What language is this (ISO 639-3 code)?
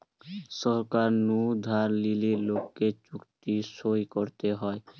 ben